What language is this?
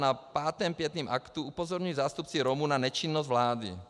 Czech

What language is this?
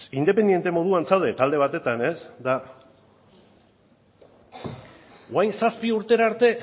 Basque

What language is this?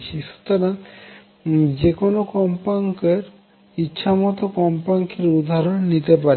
Bangla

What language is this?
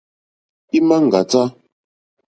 Mokpwe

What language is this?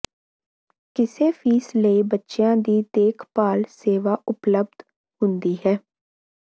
Punjabi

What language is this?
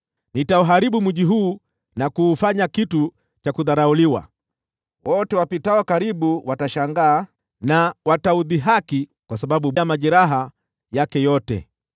Swahili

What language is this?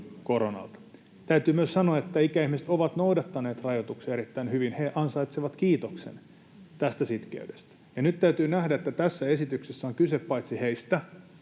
Finnish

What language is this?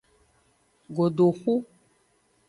Aja (Benin)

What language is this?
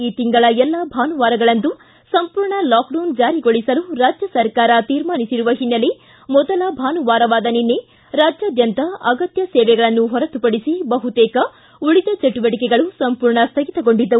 Kannada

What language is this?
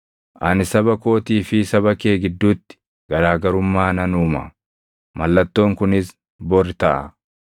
Oromo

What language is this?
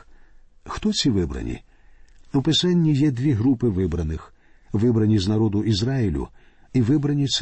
Ukrainian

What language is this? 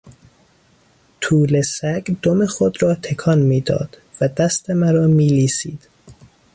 Persian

